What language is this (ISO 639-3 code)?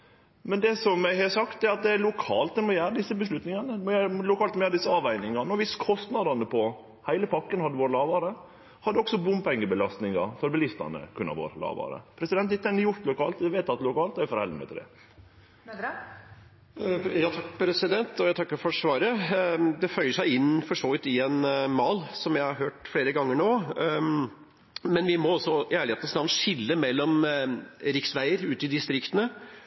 nor